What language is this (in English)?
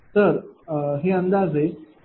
Marathi